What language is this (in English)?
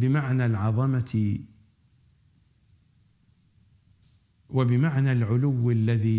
Arabic